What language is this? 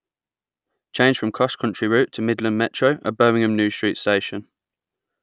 English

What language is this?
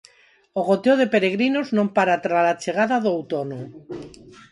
Galician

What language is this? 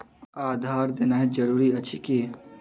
Maithili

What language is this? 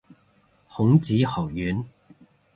Cantonese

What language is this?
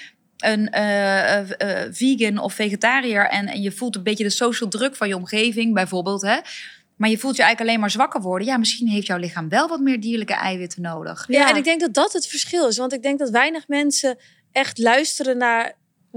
Dutch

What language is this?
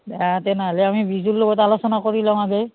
Assamese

